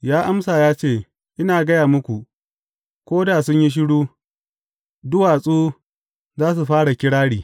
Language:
Hausa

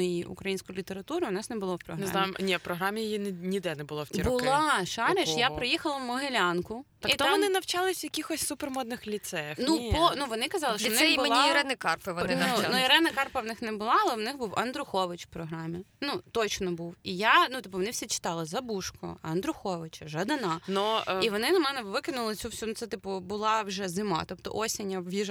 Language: Ukrainian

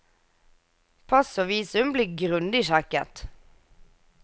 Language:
Norwegian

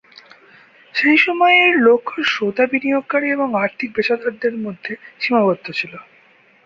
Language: Bangla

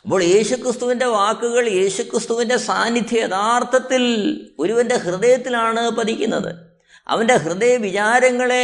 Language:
Malayalam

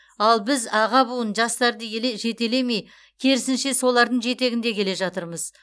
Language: Kazakh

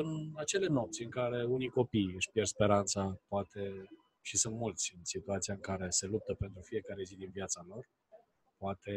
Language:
Romanian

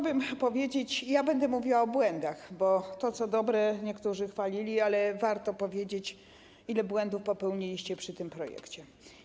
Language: Polish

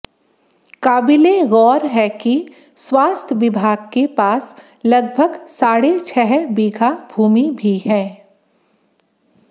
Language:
Hindi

